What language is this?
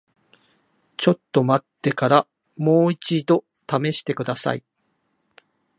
Japanese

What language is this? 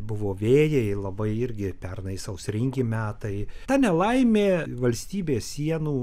Lithuanian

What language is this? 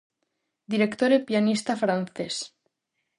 Galician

